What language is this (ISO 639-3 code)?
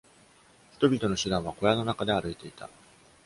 jpn